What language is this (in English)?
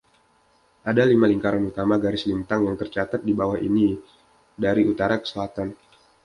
Indonesian